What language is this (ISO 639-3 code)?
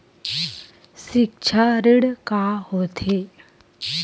hne